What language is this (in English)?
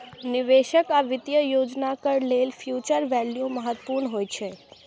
Maithili